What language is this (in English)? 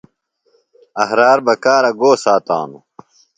Phalura